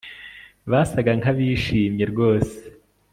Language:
Kinyarwanda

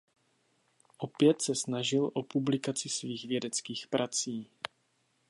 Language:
Czech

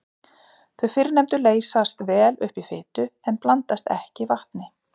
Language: Icelandic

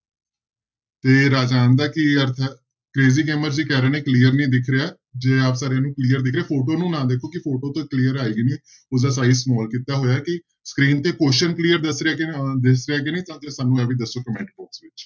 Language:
Punjabi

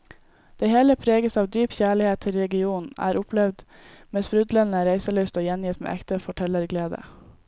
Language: Norwegian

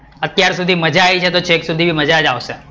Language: Gujarati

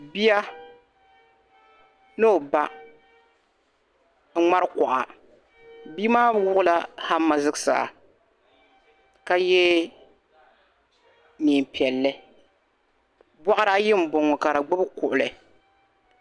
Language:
Dagbani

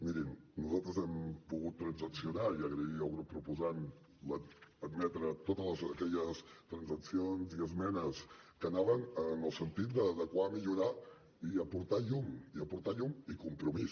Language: Catalan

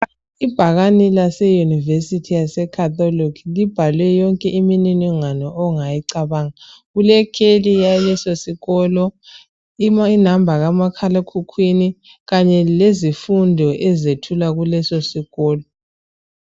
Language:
North Ndebele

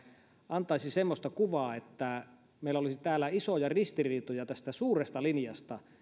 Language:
Finnish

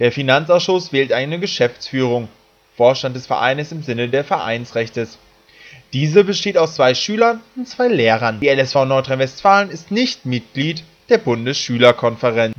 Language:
German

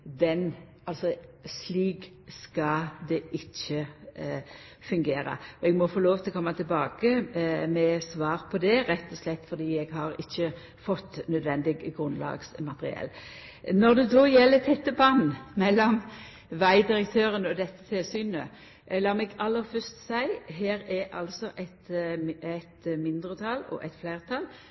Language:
Norwegian Nynorsk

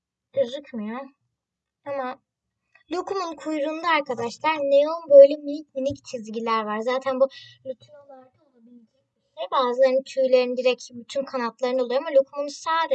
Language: Turkish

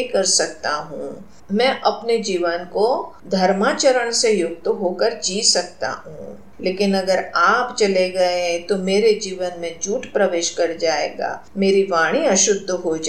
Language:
Hindi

